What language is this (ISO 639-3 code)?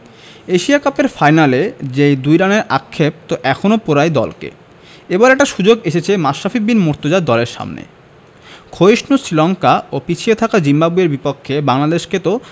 ben